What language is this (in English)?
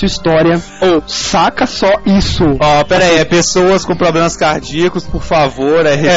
Portuguese